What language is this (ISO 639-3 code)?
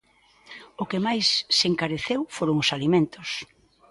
glg